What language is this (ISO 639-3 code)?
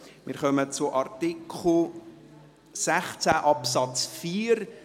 gsw